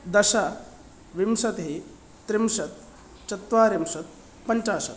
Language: Sanskrit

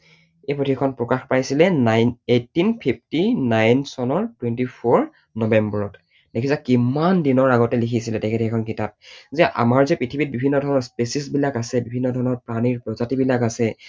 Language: Assamese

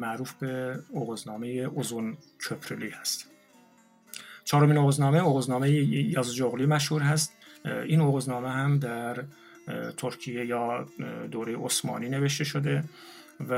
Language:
Persian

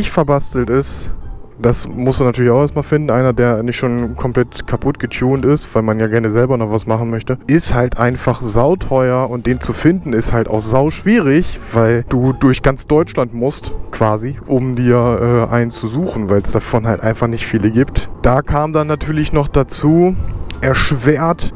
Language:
German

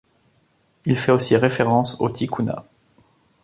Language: French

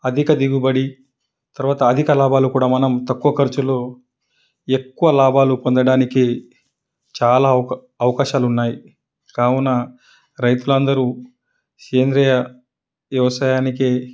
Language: Telugu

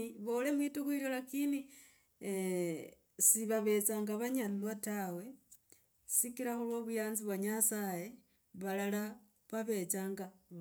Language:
Logooli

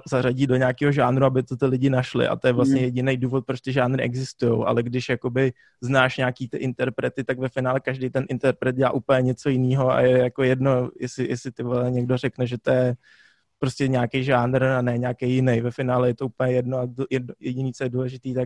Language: Czech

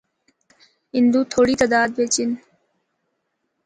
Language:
Northern Hindko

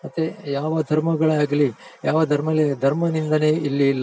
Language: Kannada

